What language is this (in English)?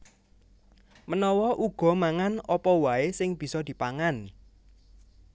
Javanese